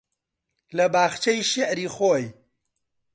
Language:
Central Kurdish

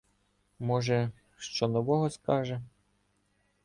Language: Ukrainian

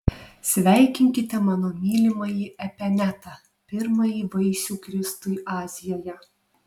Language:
Lithuanian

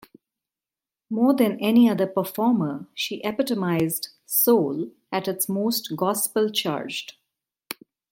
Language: English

